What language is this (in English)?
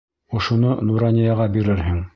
Bashkir